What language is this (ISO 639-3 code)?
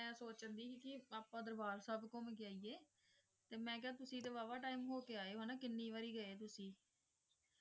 pan